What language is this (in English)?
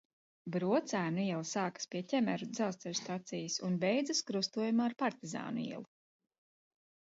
Latvian